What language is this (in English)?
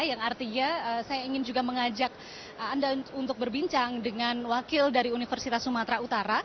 Indonesian